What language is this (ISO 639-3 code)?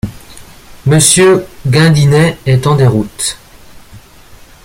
fra